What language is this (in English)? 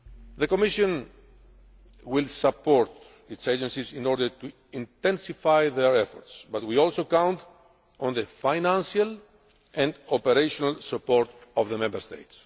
English